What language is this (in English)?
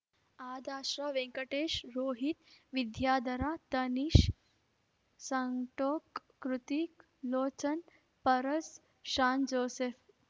Kannada